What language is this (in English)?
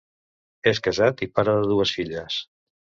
Catalan